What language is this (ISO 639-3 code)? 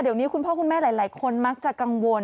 tha